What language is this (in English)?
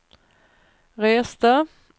Swedish